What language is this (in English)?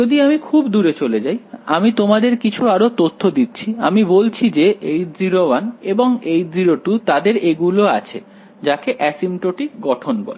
Bangla